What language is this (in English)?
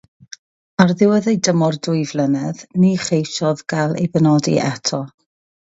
Welsh